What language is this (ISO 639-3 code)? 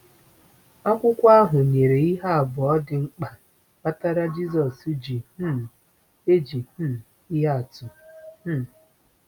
ibo